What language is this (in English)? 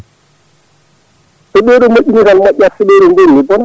Fula